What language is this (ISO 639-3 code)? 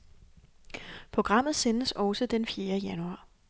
dan